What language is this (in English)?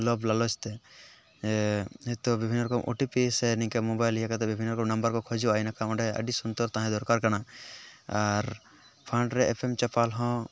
Santali